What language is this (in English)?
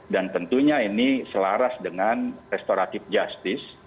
Indonesian